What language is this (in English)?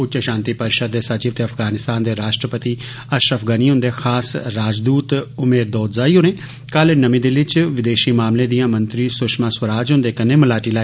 Dogri